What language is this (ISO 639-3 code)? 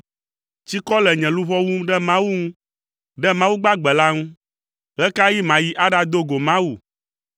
ewe